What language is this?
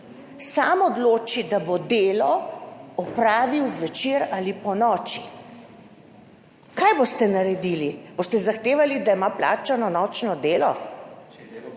Slovenian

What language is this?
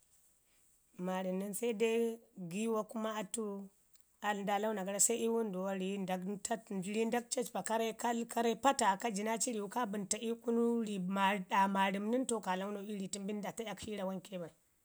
Ngizim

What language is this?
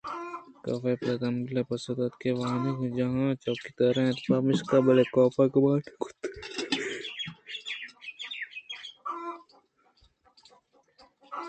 Eastern Balochi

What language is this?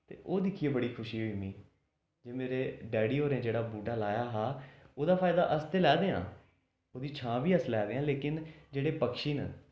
Dogri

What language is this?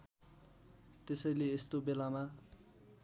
Nepali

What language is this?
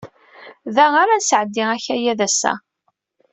Kabyle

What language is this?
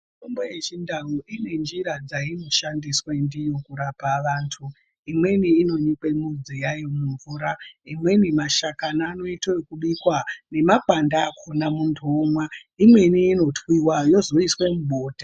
Ndau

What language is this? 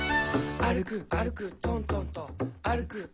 Japanese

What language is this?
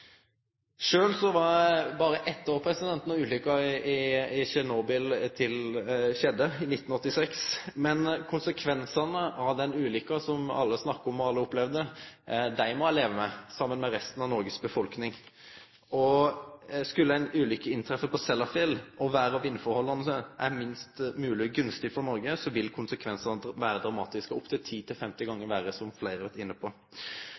Norwegian Nynorsk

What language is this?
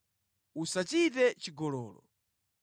Nyanja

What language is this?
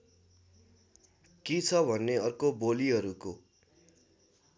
Nepali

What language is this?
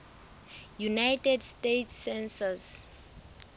Southern Sotho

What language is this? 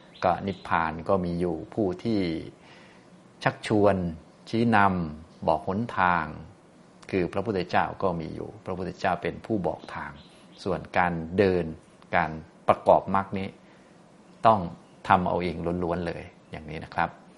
Thai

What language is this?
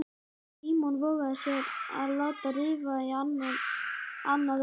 Icelandic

